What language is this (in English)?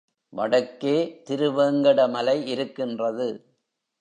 Tamil